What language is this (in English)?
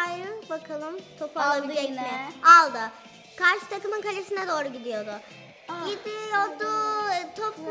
Turkish